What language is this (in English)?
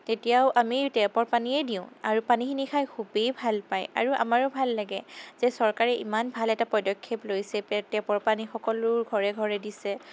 Assamese